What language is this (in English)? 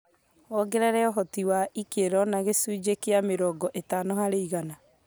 Kikuyu